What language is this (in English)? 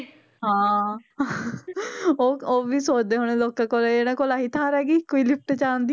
Punjabi